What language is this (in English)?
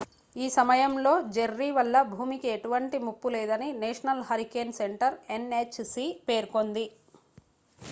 Telugu